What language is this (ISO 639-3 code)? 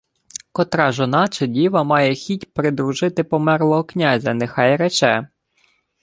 ukr